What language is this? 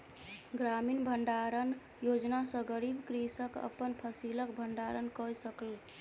Maithili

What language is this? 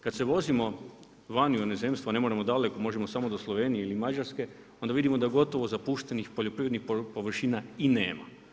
Croatian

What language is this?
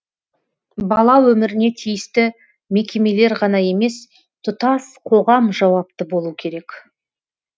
Kazakh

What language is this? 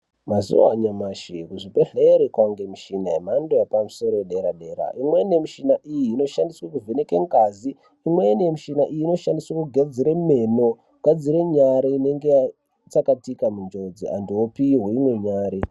Ndau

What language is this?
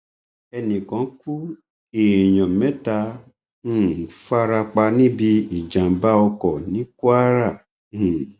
Yoruba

